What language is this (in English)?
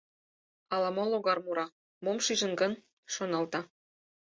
Mari